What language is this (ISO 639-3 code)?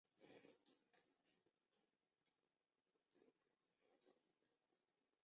zho